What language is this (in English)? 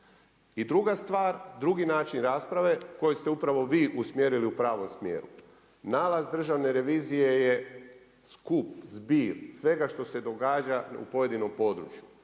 Croatian